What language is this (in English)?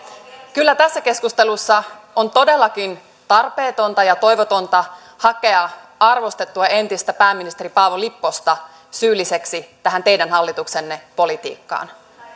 Finnish